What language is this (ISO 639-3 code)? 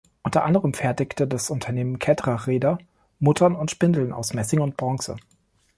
deu